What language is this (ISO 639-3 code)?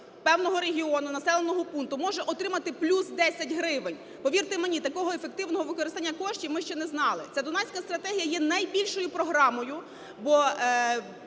ukr